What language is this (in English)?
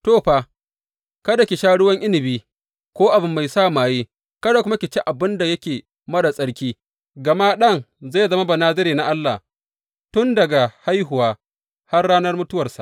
Hausa